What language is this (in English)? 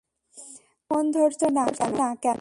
Bangla